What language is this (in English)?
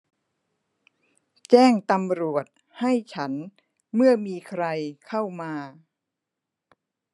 Thai